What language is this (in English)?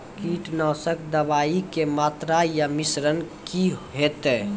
Maithili